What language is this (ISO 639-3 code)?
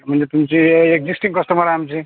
mar